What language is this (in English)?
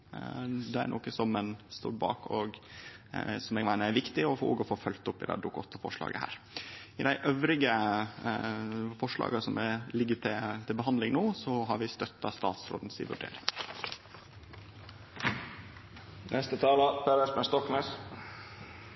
Norwegian Nynorsk